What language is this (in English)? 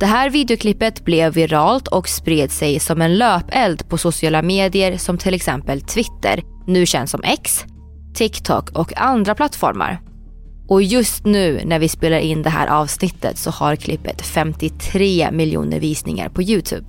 Swedish